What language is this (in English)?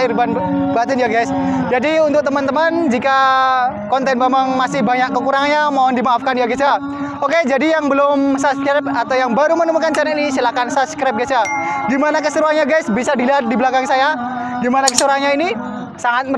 Indonesian